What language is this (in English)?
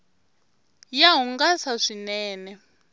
Tsonga